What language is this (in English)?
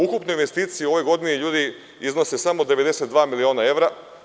Serbian